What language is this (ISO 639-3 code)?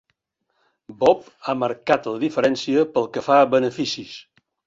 cat